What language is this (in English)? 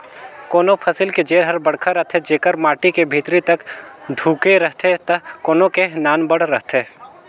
Chhattisgarhi